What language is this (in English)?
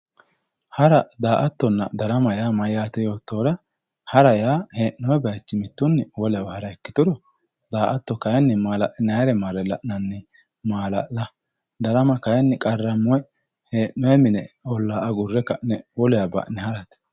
Sidamo